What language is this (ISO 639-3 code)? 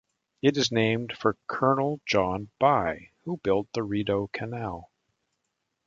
eng